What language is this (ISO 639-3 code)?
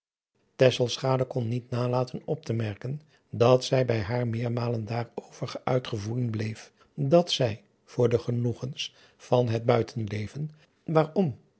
nld